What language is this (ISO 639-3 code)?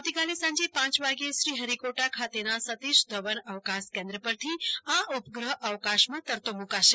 guj